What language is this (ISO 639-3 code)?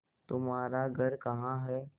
hin